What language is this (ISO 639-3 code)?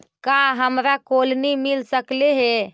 mag